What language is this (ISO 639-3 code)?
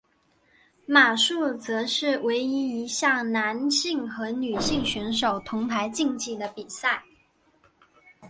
zho